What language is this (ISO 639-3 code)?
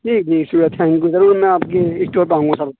urd